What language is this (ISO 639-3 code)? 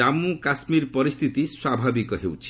ori